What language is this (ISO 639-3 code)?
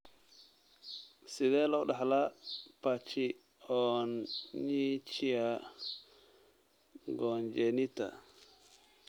som